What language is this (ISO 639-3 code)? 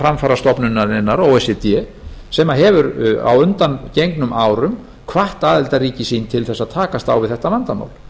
isl